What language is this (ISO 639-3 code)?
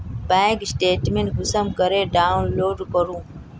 mag